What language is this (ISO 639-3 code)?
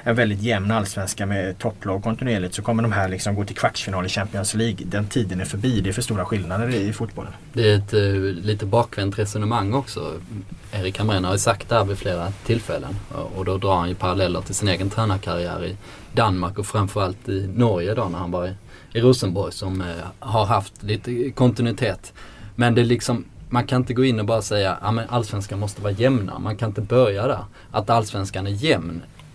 swe